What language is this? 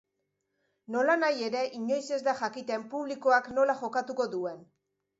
Basque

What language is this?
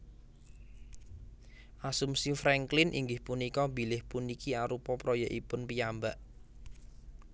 Javanese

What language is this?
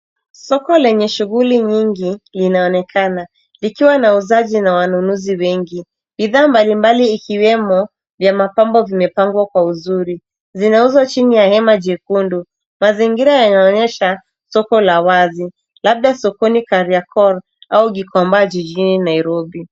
Swahili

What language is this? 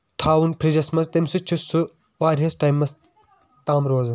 Kashmiri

